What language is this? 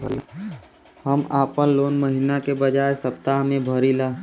Bhojpuri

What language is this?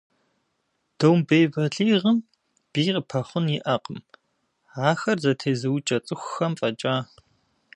Kabardian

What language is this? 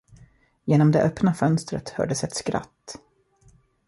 Swedish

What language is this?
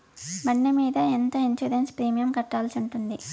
Telugu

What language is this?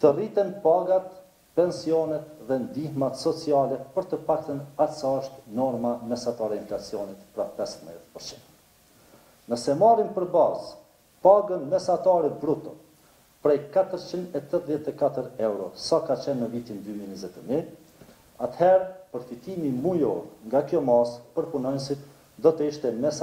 Romanian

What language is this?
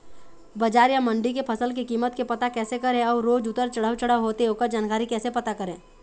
Chhattisgarhi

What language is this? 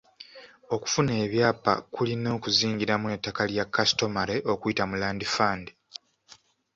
Ganda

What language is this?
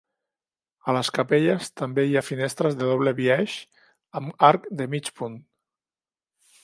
Catalan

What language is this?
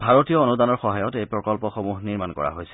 Assamese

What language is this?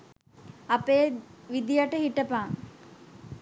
Sinhala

